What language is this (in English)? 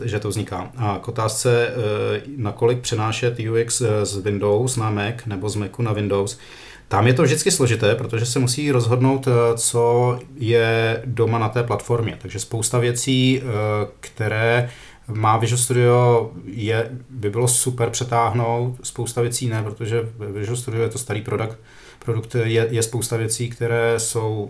Czech